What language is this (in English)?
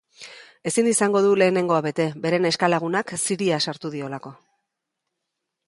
Basque